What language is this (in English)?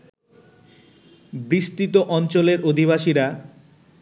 Bangla